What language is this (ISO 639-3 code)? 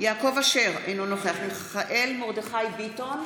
heb